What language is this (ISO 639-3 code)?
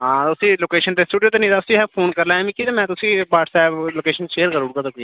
doi